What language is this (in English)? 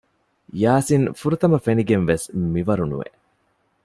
Divehi